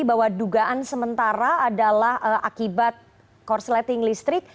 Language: Indonesian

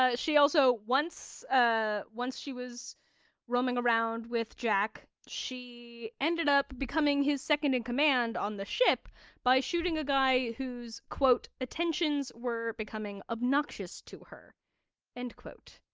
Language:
English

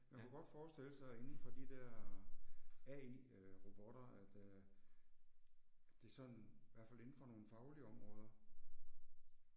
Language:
Danish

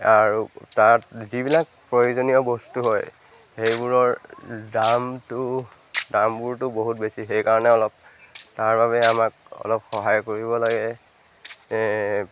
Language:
Assamese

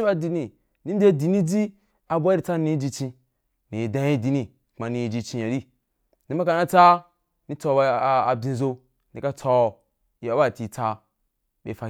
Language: Wapan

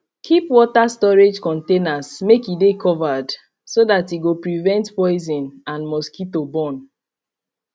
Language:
Nigerian Pidgin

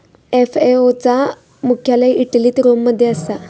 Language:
Marathi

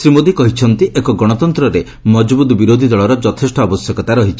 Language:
Odia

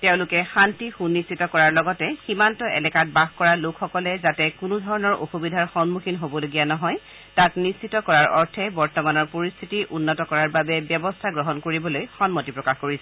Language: Assamese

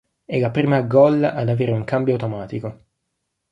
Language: Italian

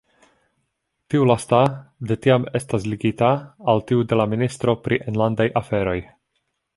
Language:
Esperanto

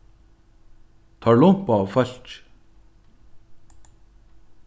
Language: Faroese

